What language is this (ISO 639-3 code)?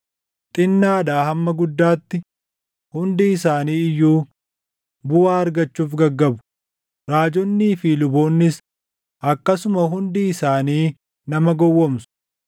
orm